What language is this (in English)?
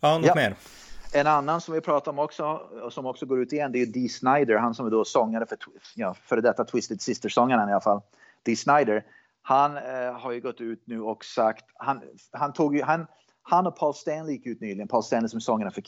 Swedish